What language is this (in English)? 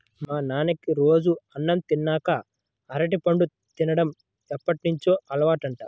Telugu